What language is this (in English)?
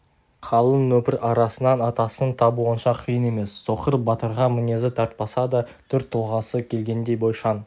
Kazakh